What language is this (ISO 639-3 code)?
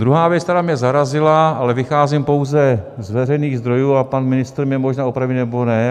ces